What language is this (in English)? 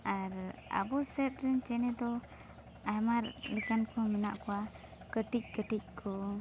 Santali